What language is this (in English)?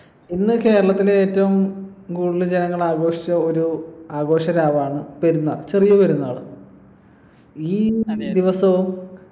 Malayalam